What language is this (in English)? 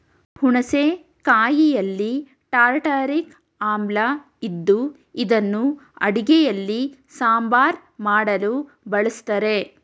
Kannada